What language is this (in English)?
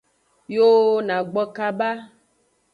Aja (Benin)